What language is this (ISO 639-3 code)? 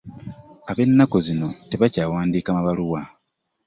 lug